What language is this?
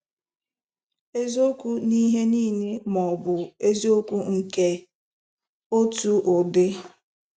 Igbo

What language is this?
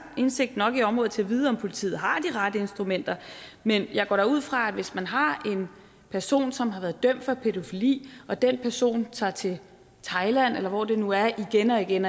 Danish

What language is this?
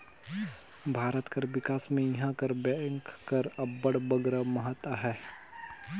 Chhattisgarhi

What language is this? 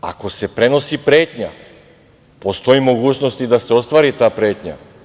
Serbian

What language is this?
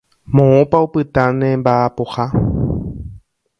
Guarani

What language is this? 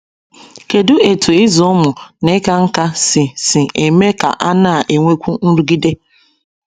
Igbo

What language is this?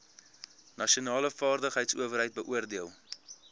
Afrikaans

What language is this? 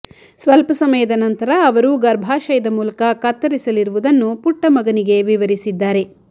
Kannada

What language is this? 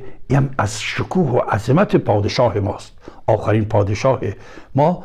Persian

